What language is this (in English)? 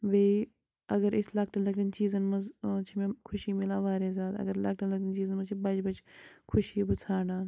Kashmiri